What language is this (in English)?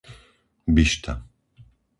Slovak